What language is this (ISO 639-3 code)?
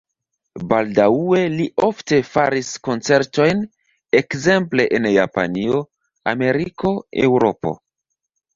epo